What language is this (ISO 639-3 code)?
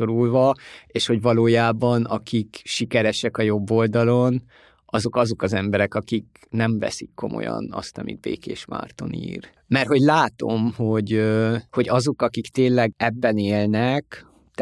hun